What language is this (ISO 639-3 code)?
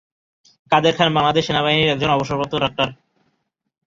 ben